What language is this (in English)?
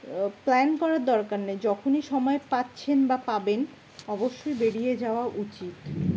Bangla